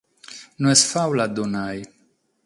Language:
Sardinian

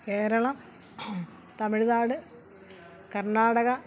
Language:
Malayalam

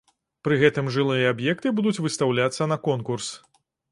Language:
Belarusian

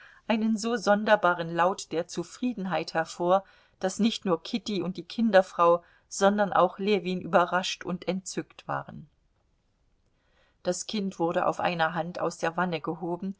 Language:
German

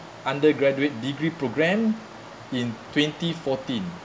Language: English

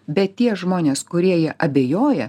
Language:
Lithuanian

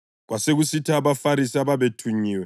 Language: North Ndebele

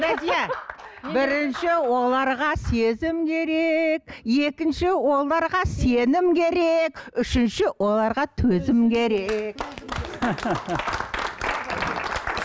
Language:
Kazakh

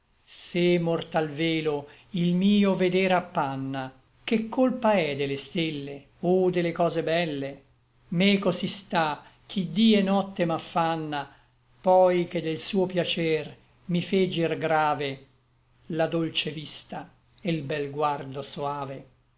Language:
Italian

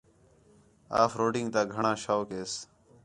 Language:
Khetrani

